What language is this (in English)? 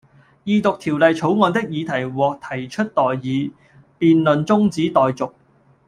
Cantonese